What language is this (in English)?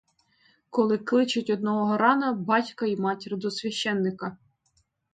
Ukrainian